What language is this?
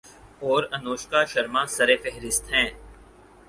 Urdu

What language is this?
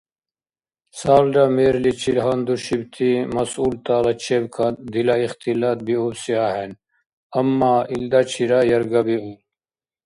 Dargwa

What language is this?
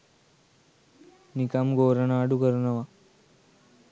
Sinhala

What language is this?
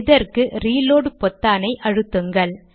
Tamil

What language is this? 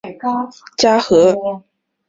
Chinese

